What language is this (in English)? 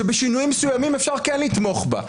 Hebrew